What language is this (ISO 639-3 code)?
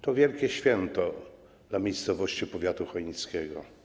pol